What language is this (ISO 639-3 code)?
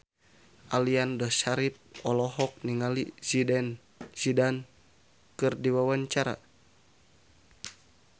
sun